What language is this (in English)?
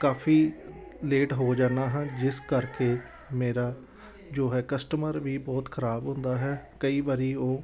Punjabi